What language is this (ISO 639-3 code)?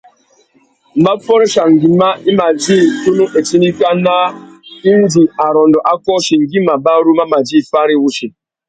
bag